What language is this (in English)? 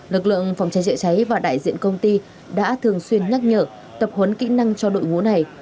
Vietnamese